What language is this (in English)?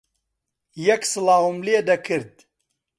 Central Kurdish